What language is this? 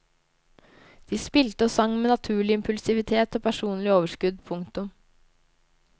Norwegian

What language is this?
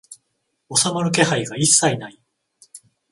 Japanese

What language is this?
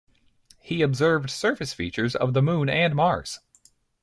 English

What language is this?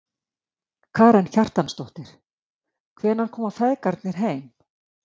Icelandic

